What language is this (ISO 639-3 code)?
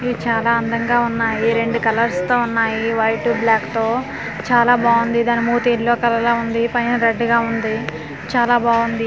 tel